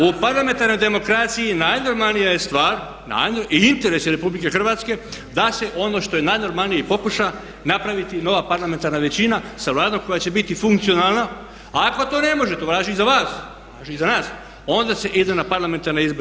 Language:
Croatian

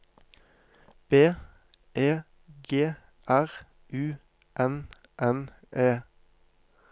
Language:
Norwegian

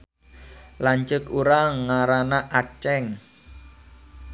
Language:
Sundanese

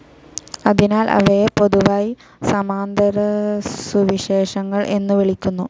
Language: Malayalam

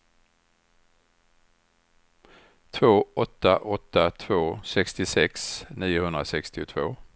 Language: Swedish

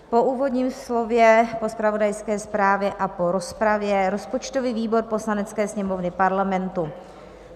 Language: Czech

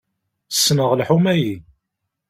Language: Kabyle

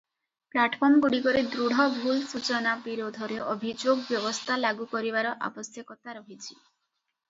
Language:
Odia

